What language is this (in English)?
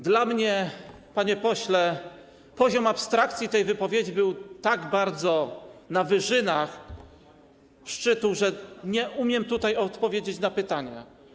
Polish